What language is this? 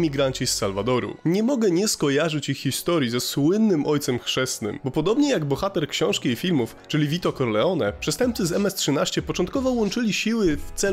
Polish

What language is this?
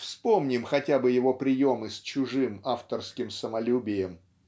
Russian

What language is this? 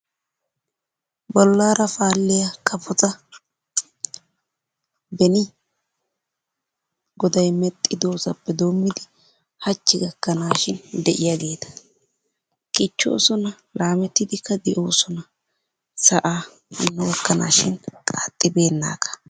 Wolaytta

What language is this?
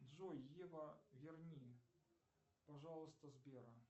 Russian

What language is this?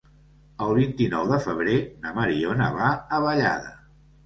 Catalan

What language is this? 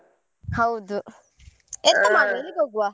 Kannada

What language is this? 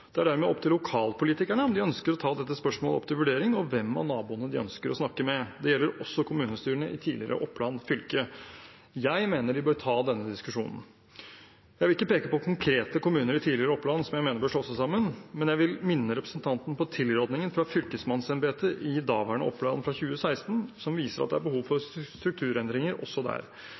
Norwegian Bokmål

